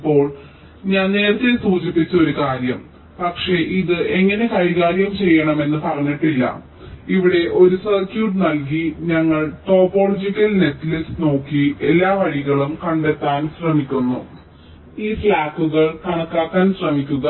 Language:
Malayalam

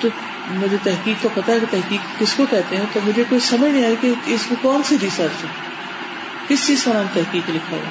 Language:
Urdu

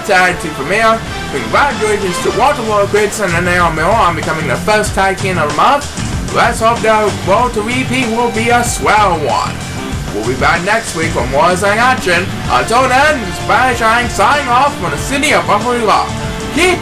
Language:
English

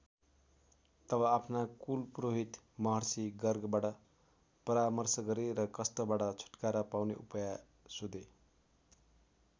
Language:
Nepali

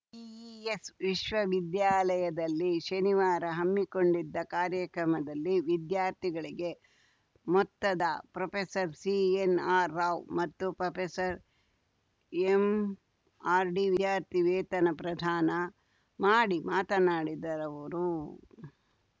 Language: Kannada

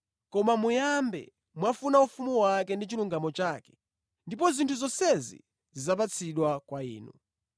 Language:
Nyanja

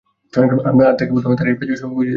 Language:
Bangla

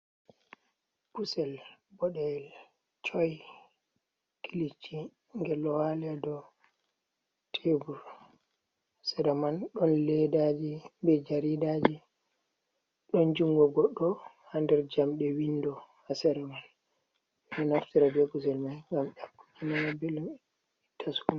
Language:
Fula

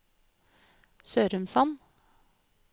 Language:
Norwegian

